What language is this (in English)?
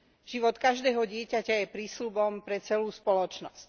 Slovak